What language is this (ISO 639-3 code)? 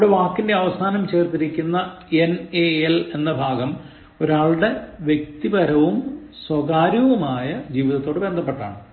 mal